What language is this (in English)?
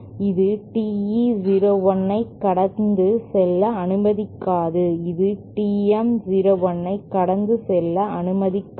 Tamil